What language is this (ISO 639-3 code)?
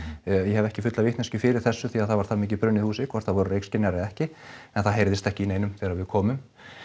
isl